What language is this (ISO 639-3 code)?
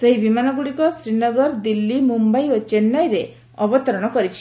ori